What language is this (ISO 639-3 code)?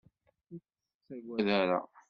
kab